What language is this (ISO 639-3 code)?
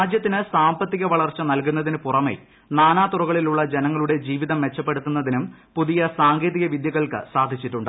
mal